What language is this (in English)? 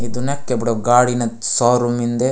Gondi